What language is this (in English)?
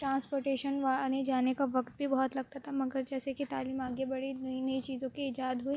Urdu